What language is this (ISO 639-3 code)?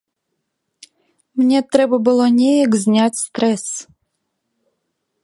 bel